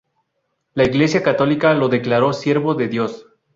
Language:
Spanish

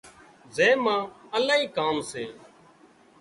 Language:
Wadiyara Koli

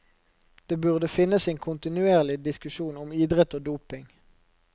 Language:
Norwegian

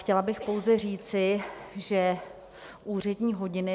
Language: Czech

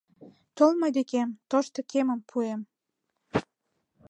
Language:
Mari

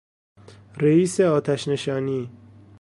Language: Persian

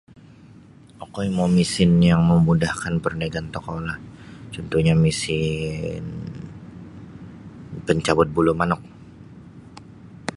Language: Sabah Bisaya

